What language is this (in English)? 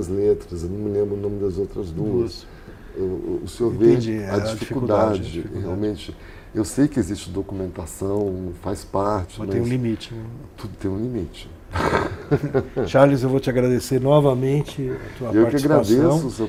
Portuguese